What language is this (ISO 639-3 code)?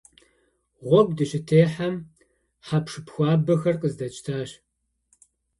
kbd